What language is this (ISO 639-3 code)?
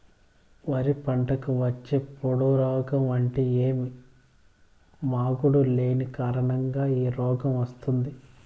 tel